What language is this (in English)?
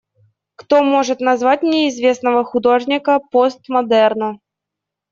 Russian